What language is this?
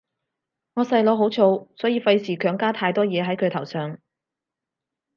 Cantonese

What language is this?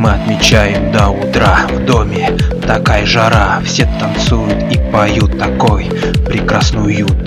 Russian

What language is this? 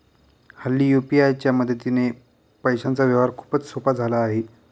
Marathi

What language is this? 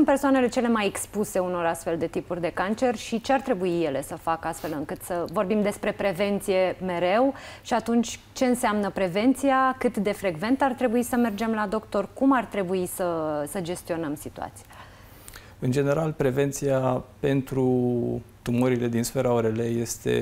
Romanian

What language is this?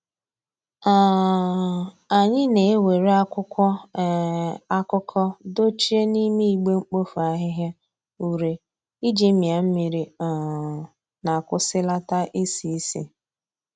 Igbo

